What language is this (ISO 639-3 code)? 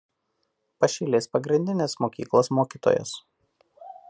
lit